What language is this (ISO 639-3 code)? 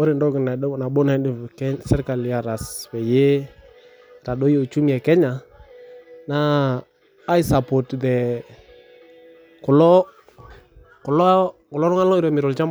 mas